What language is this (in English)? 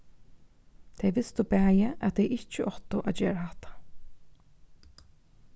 Faroese